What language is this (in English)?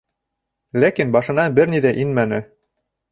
Bashkir